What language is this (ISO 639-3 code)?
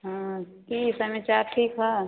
mai